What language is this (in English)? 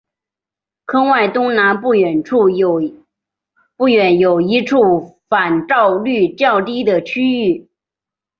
Chinese